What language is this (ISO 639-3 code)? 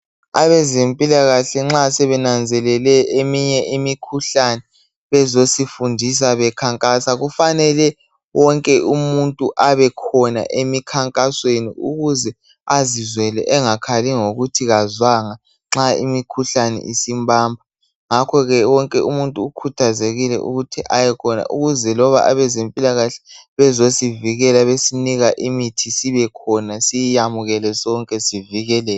nde